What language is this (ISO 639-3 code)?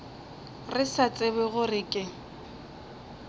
nso